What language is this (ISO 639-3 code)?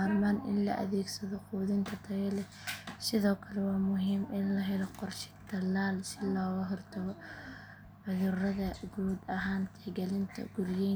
som